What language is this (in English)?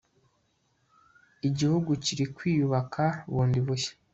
Kinyarwanda